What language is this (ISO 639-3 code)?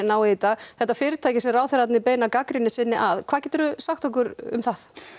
isl